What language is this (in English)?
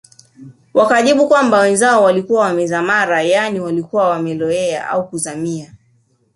Swahili